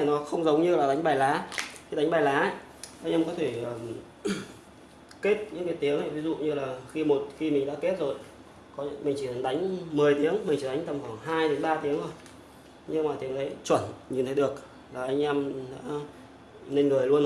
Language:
Vietnamese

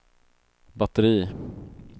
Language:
Swedish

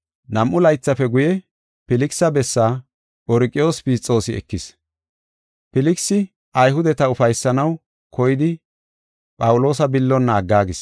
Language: Gofa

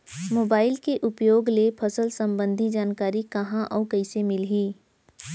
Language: Chhattisgarhi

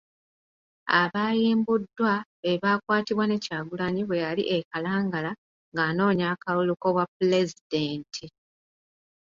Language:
Ganda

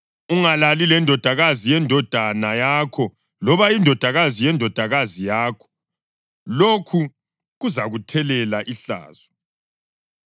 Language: North Ndebele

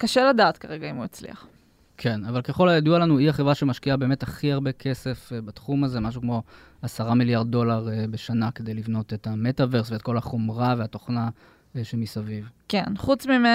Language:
Hebrew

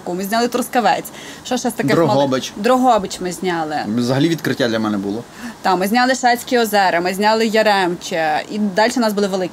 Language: Ukrainian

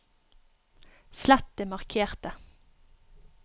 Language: Norwegian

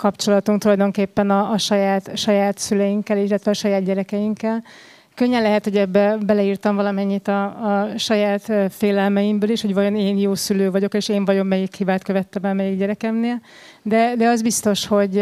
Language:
Hungarian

